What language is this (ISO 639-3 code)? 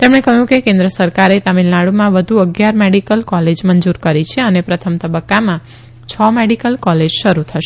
guj